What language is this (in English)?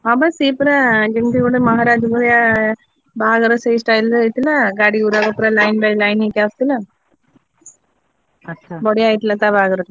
Odia